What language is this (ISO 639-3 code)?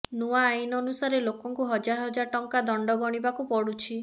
ori